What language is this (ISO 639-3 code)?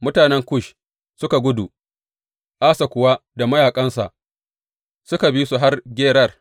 hau